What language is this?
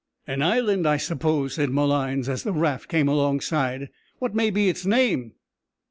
English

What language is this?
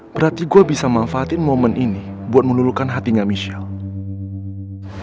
Indonesian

